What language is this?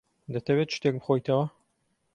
Central Kurdish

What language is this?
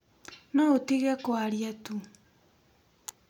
Kikuyu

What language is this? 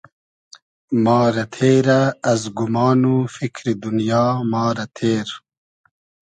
Hazaragi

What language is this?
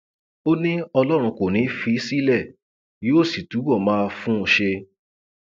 Yoruba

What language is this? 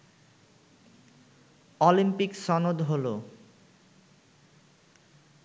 Bangla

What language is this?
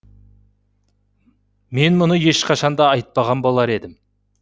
Kazakh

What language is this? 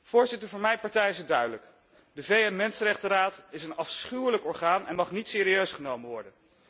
Dutch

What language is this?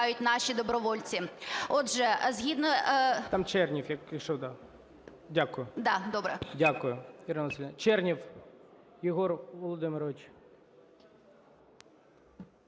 Ukrainian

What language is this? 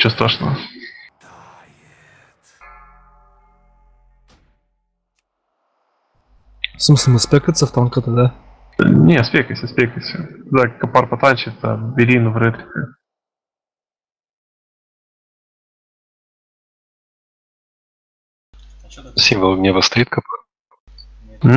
Russian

